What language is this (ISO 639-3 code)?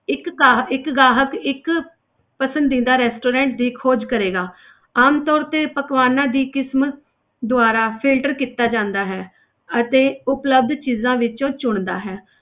pan